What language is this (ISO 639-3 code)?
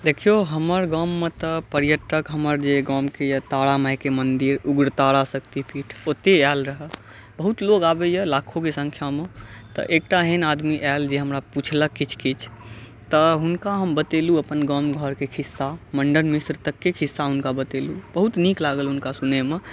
mai